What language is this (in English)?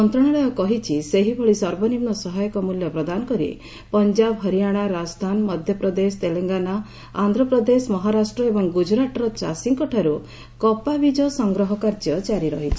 Odia